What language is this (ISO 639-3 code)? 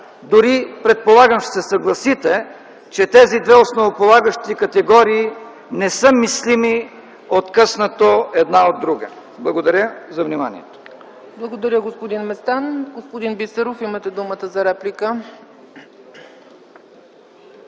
bul